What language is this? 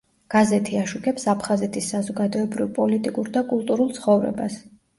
Georgian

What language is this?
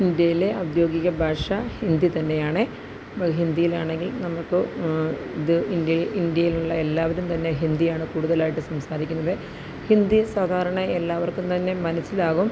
Malayalam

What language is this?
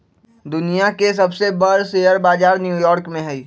Magahi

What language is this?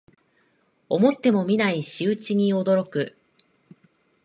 Japanese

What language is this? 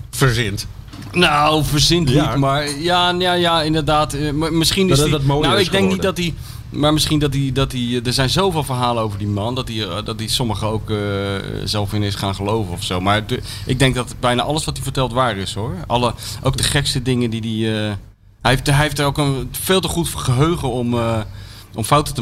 Dutch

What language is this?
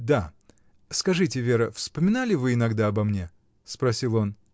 Russian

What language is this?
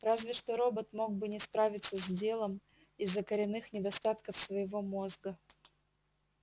Russian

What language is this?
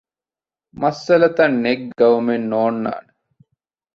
Divehi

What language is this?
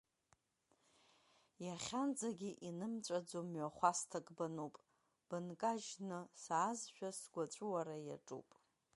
Abkhazian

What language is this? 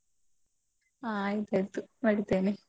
Kannada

